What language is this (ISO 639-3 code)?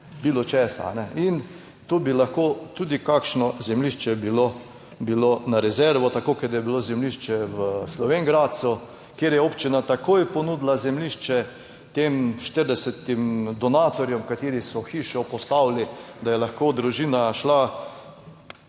slv